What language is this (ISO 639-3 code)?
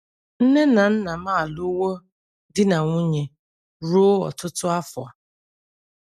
ibo